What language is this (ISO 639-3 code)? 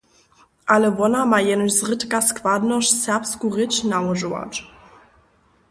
hsb